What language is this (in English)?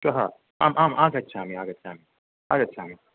Sanskrit